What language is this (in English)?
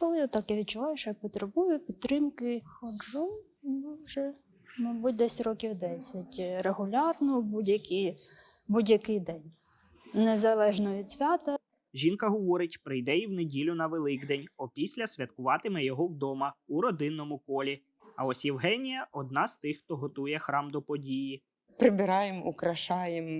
Ukrainian